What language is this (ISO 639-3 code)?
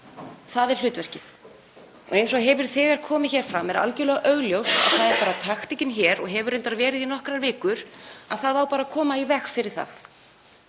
isl